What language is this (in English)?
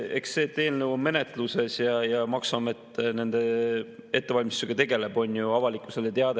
Estonian